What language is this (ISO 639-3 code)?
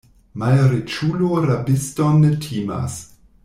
epo